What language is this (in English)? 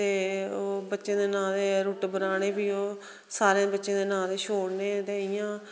Dogri